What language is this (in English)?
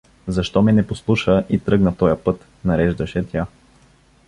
Bulgarian